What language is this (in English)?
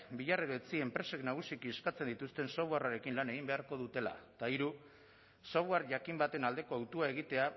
Basque